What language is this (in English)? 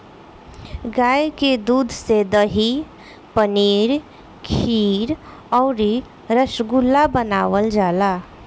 Bhojpuri